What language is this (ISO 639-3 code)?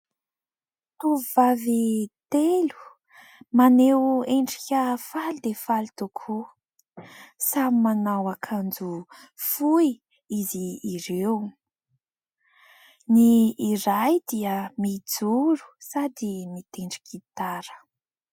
mlg